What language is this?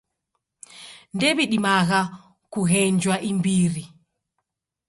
Taita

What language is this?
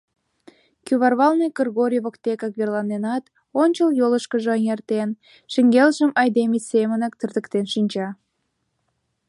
Mari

